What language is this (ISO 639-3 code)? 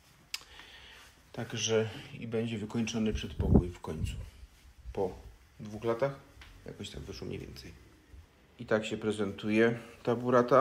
pol